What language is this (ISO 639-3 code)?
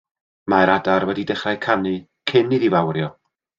cym